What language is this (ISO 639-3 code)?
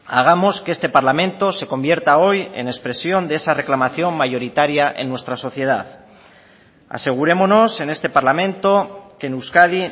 spa